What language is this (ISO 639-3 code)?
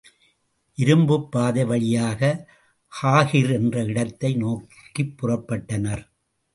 tam